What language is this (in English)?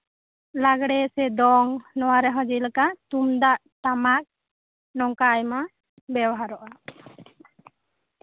Santali